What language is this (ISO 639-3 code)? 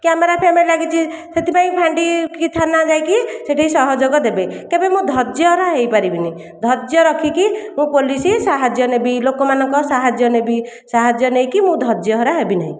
ori